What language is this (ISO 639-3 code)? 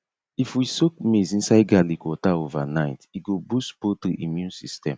pcm